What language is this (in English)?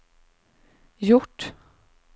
Swedish